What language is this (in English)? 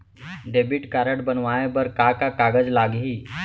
Chhattisgarhi